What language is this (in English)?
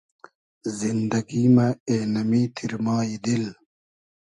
Hazaragi